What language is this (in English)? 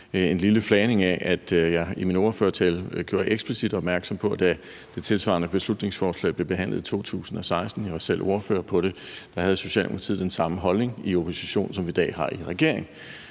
Danish